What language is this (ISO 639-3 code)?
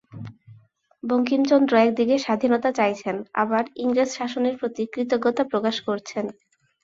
ben